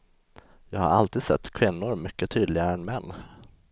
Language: Swedish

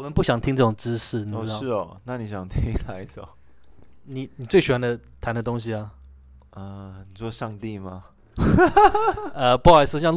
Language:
Chinese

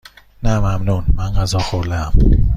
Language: Persian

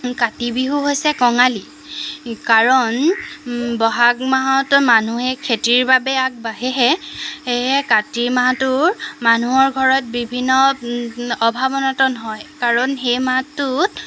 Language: Assamese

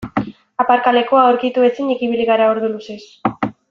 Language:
Basque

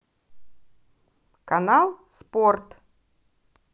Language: Russian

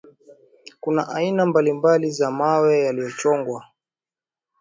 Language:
Swahili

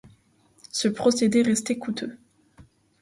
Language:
French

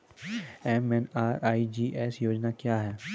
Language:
Maithili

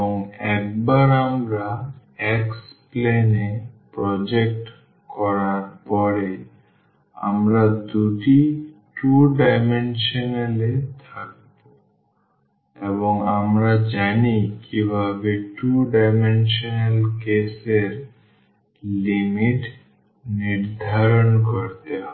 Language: Bangla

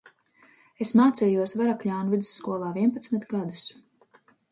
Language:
Latvian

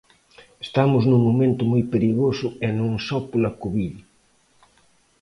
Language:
Galician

